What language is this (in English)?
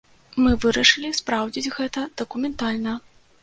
Belarusian